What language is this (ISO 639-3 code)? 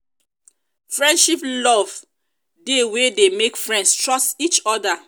pcm